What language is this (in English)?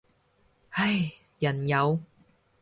Cantonese